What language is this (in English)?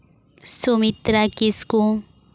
Santali